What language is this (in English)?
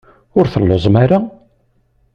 Kabyle